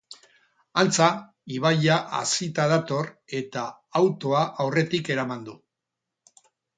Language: Basque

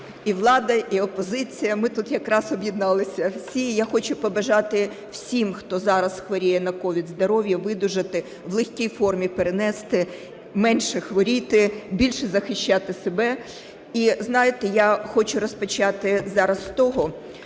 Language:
Ukrainian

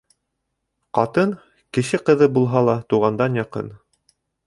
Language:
Bashkir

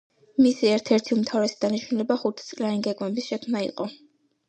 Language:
Georgian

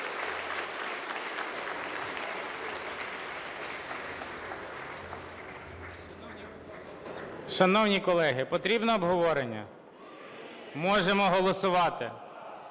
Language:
Ukrainian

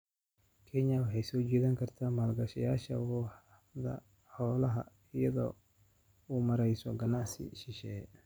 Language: Somali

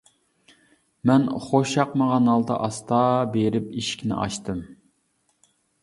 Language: Uyghur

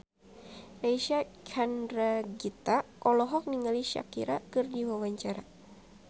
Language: Sundanese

